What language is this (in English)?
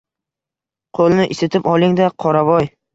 Uzbek